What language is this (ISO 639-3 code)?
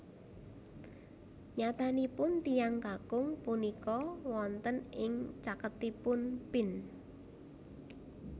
jav